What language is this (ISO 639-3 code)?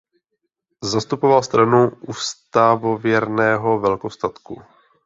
ces